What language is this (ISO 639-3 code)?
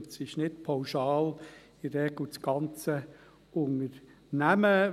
gsw